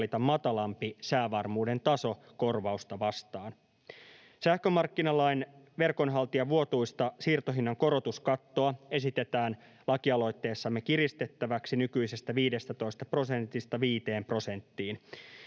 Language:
Finnish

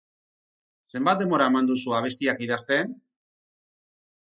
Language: Basque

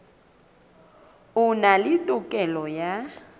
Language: Southern Sotho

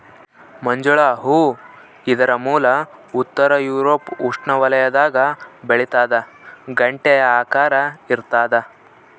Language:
Kannada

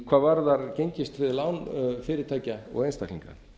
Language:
Icelandic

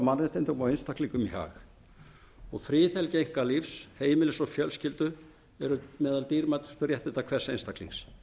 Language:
Icelandic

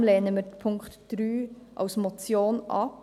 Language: Swiss German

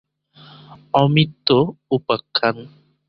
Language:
Bangla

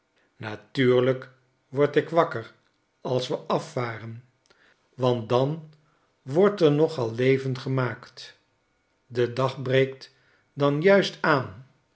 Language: Dutch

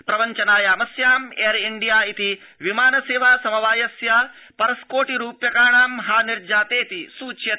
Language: Sanskrit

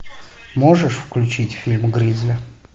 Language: Russian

